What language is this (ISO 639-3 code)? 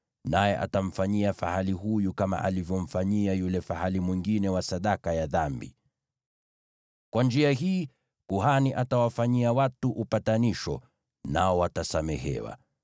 swa